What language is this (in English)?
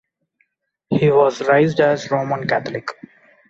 English